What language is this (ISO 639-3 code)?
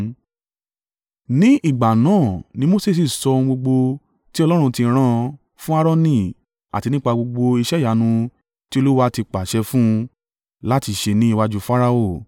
yor